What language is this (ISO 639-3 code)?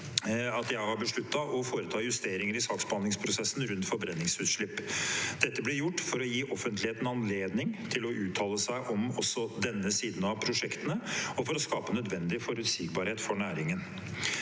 nor